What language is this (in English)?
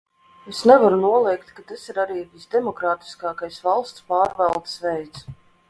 Latvian